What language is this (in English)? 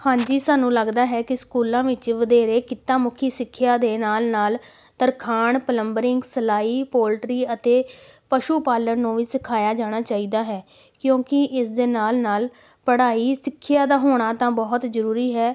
Punjabi